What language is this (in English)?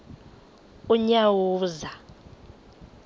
Xhosa